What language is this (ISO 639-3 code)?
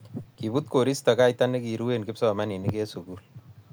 kln